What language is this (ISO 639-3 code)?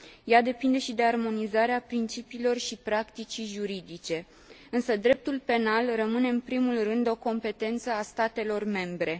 ron